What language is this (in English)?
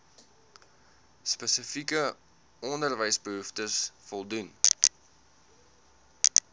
Afrikaans